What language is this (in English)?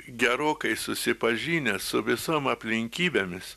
Lithuanian